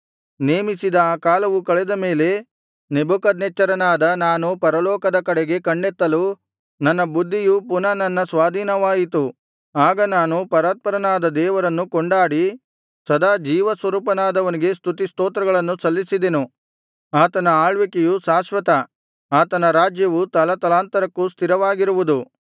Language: Kannada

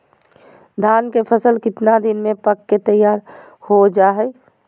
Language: Magahi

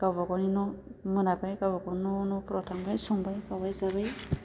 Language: Bodo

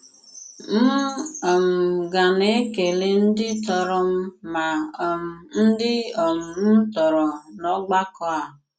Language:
Igbo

